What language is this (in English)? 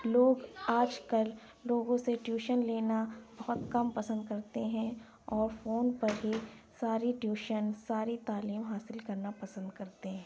Urdu